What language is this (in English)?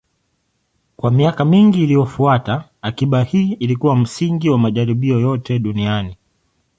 Swahili